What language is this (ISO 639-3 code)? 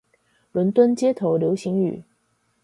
zho